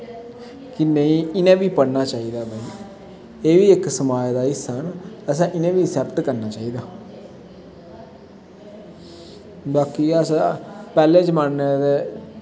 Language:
Dogri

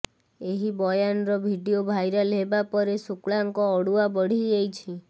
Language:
Odia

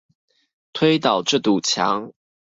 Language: Chinese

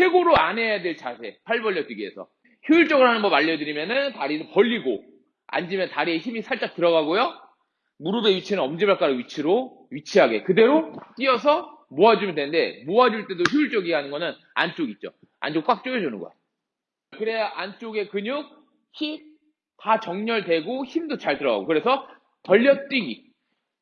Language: Korean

